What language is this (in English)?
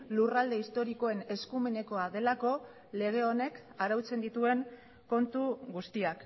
Basque